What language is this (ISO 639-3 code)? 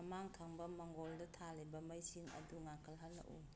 mni